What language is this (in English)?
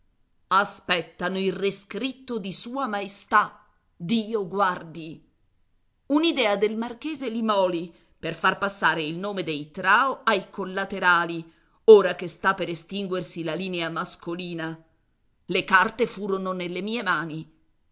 Italian